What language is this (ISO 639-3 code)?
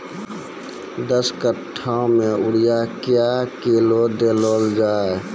mai